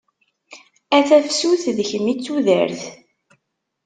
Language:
Kabyle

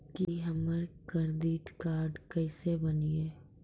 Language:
Maithili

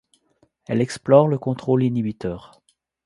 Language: French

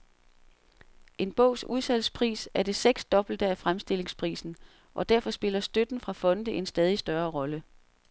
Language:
Danish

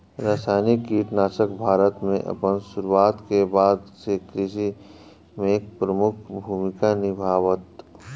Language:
Bhojpuri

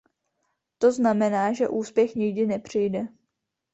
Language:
Czech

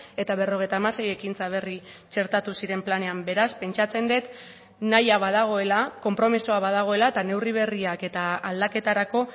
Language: Basque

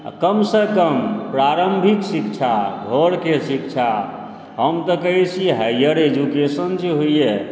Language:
Maithili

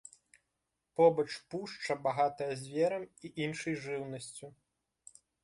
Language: Belarusian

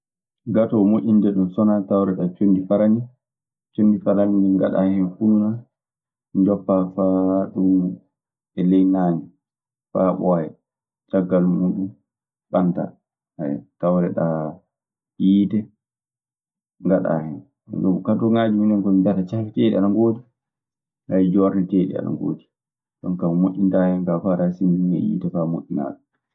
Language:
Maasina Fulfulde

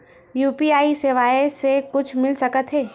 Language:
Chhattisgarhi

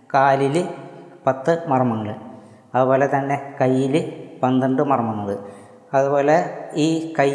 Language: Malayalam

